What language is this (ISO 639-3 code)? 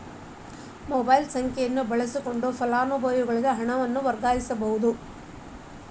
kan